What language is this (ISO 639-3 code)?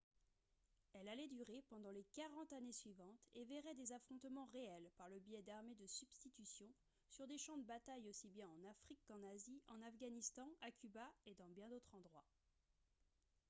fra